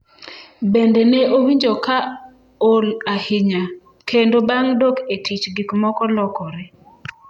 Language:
Luo (Kenya and Tanzania)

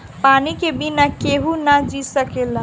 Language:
Bhojpuri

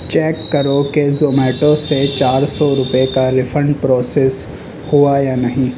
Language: Urdu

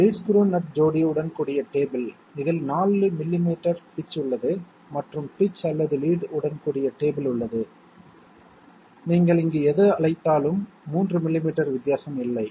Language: Tamil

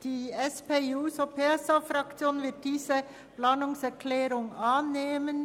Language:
Swiss German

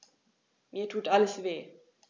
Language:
German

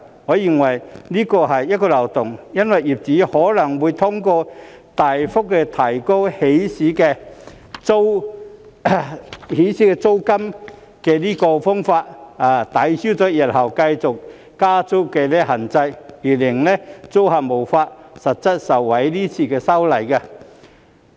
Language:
Cantonese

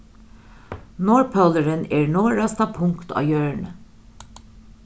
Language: Faroese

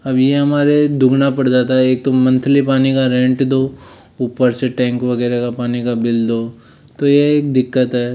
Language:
Hindi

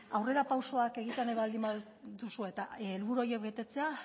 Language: Basque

